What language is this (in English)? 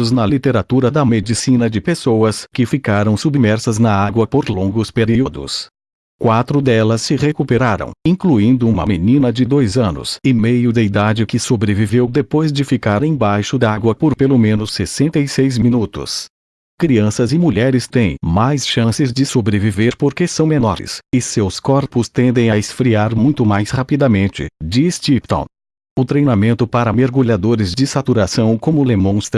Portuguese